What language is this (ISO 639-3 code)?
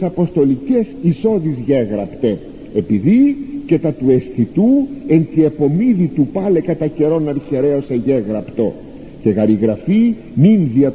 ell